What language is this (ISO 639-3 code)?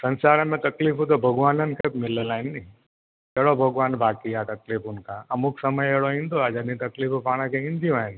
snd